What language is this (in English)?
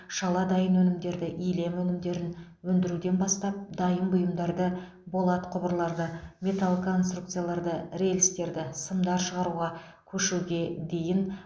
Kazakh